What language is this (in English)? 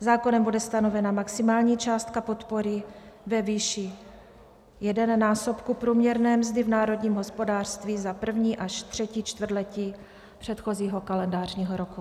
Czech